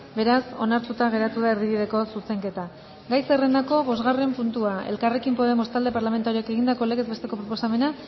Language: Basque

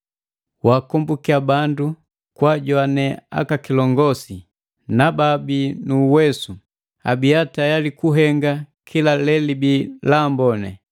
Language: Matengo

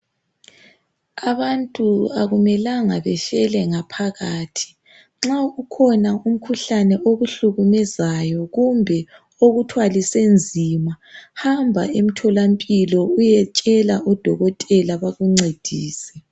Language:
North Ndebele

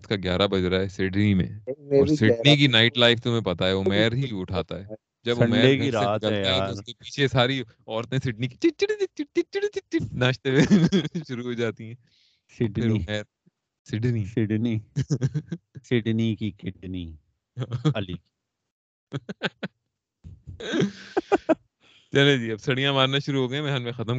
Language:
Urdu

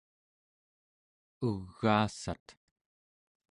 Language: Central Yupik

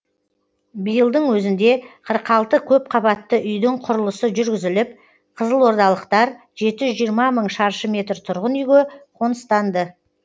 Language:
Kazakh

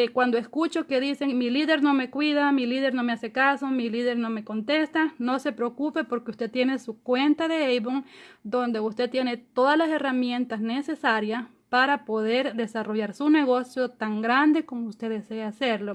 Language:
Spanish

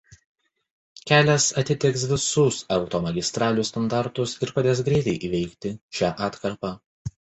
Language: Lithuanian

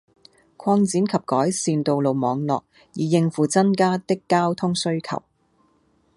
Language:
Cantonese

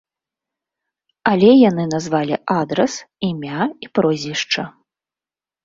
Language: Belarusian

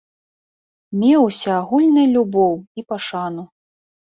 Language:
Belarusian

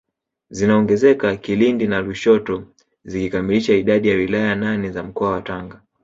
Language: Swahili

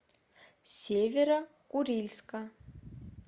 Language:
Russian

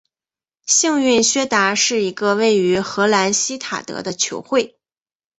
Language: Chinese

